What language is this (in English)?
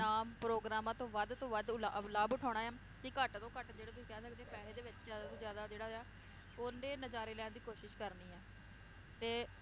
Punjabi